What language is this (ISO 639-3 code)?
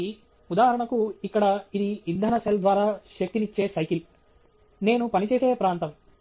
tel